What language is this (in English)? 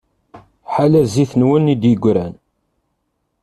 Kabyle